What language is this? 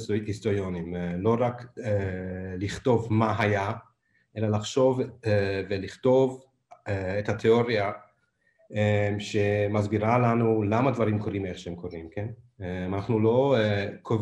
Hebrew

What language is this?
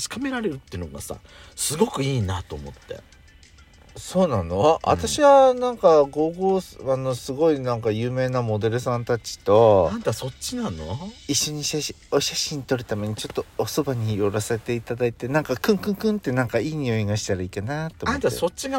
Japanese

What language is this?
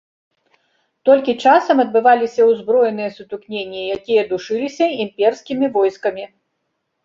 Belarusian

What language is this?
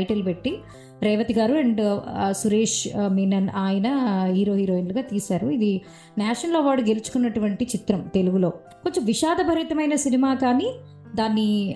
Telugu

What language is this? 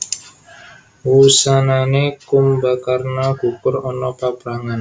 Javanese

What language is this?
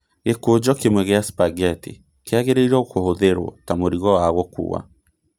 Kikuyu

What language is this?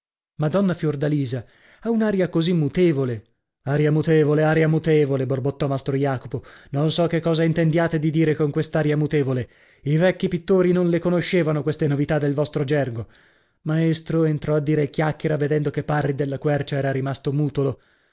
Italian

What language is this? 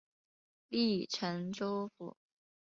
Chinese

